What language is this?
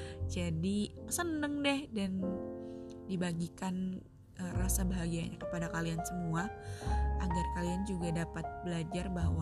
Indonesian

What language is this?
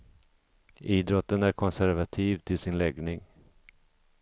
Swedish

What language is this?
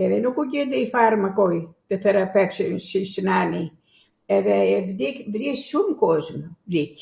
Arvanitika Albanian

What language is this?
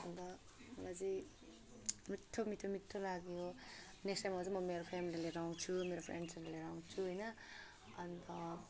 Nepali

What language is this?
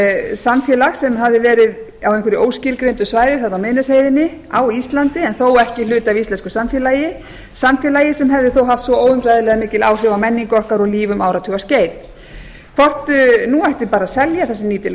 Icelandic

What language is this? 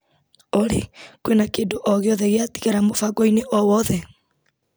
Kikuyu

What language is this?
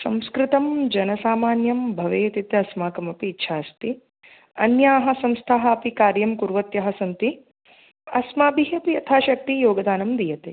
Sanskrit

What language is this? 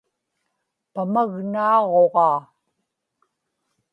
Inupiaq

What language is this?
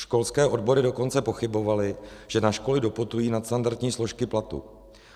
Czech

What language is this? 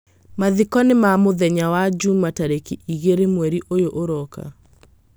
Kikuyu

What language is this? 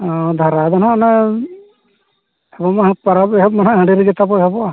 Santali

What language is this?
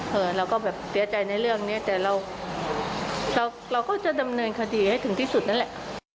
Thai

